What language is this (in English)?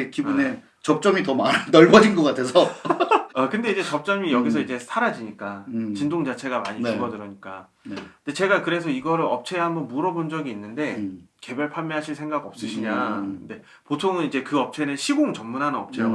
Korean